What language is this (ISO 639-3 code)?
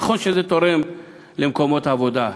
heb